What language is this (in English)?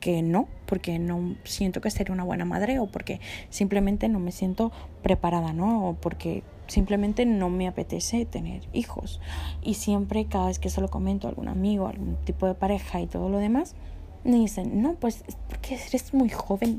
Spanish